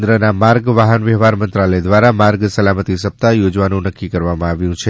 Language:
Gujarati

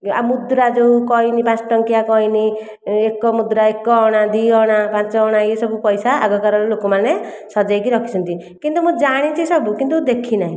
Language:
Odia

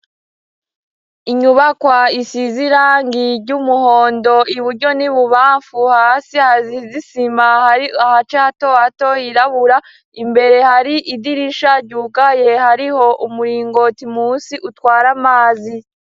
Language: Rundi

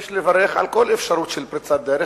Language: Hebrew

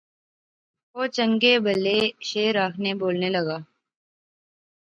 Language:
Pahari-Potwari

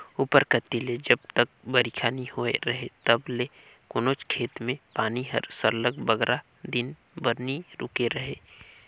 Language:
Chhattisgarhi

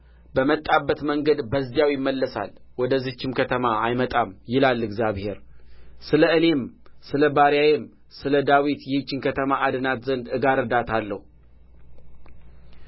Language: Amharic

